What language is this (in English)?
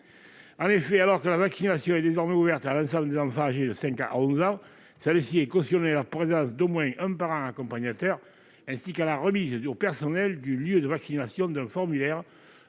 French